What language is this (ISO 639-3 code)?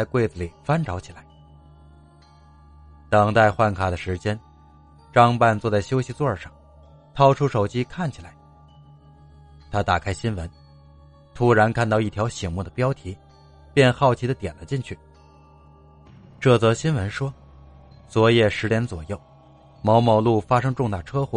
zho